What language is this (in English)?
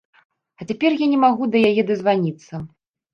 Belarusian